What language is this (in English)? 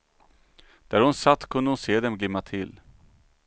Swedish